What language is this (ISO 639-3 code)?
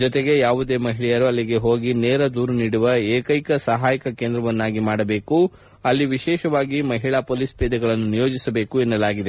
kan